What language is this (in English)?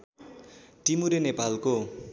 Nepali